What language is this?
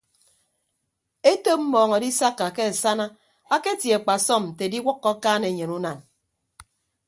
Ibibio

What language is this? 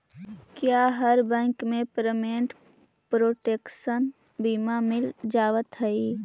Magahi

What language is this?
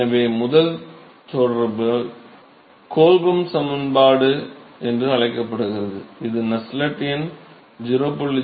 Tamil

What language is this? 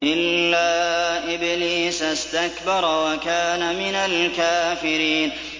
Arabic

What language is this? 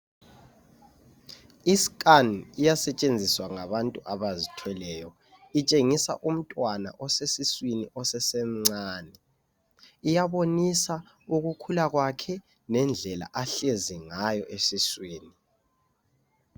North Ndebele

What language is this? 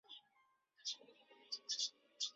Chinese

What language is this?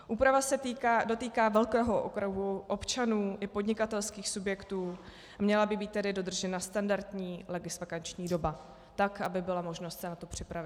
Czech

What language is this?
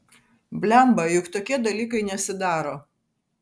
Lithuanian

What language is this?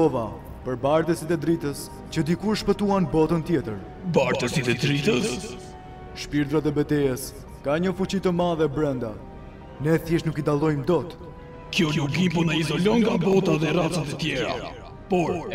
Romanian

